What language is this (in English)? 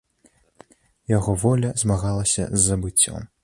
Belarusian